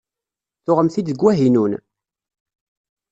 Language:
Kabyle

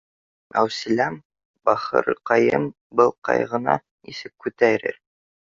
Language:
Bashkir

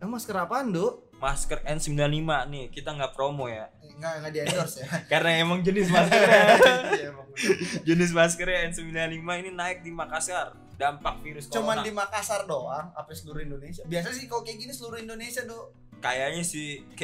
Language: Indonesian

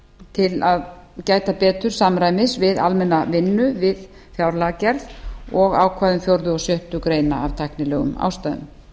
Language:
Icelandic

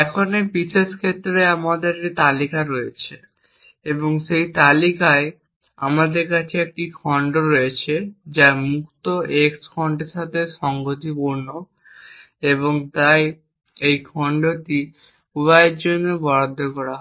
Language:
Bangla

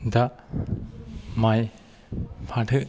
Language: Bodo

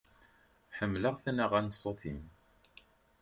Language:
Kabyle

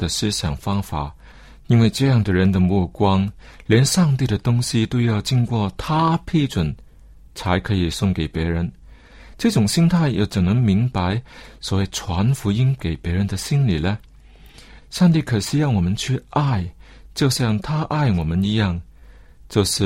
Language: Chinese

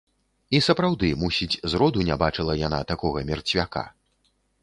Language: Belarusian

